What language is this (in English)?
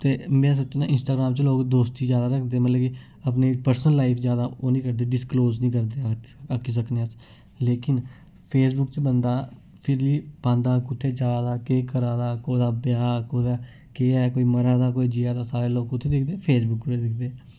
Dogri